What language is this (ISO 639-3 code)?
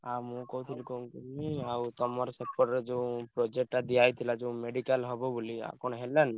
ori